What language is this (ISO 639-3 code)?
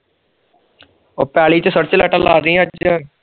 pan